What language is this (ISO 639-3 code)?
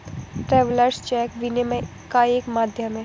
hin